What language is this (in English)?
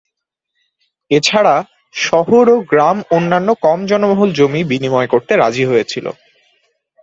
Bangla